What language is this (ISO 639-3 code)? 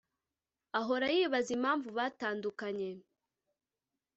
kin